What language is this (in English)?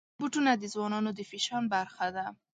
Pashto